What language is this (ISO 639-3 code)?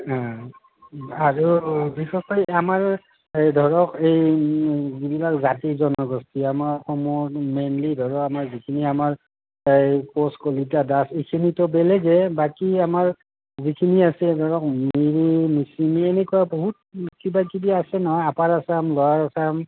asm